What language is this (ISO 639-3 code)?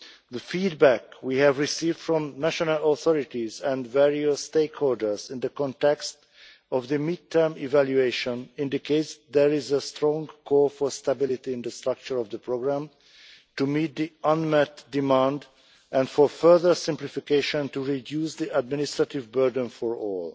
eng